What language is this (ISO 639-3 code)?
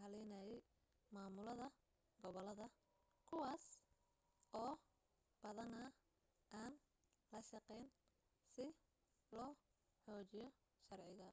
som